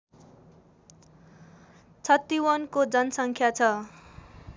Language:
Nepali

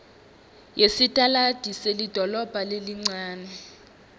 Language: Swati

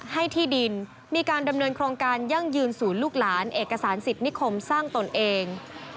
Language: Thai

